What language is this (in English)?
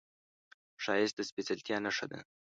Pashto